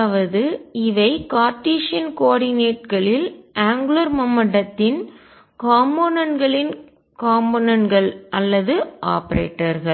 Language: Tamil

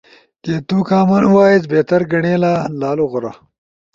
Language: Ushojo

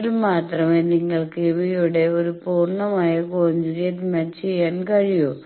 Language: Malayalam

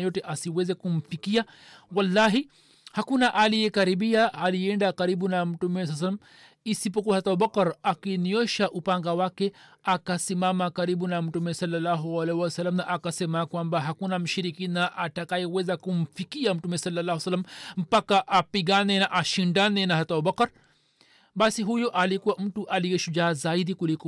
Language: Swahili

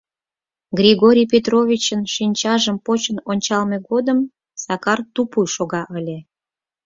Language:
Mari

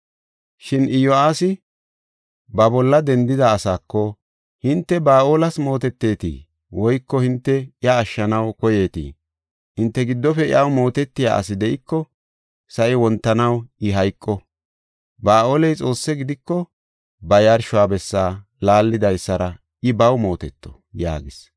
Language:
Gofa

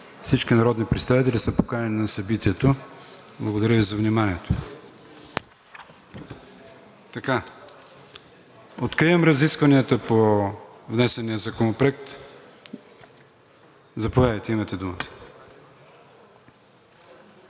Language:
Bulgarian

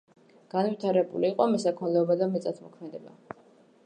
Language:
Georgian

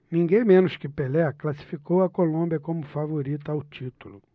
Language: Portuguese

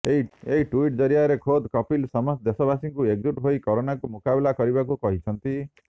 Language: Odia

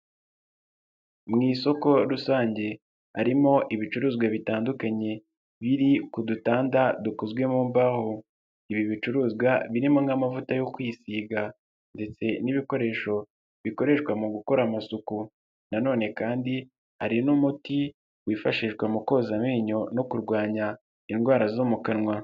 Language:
Kinyarwanda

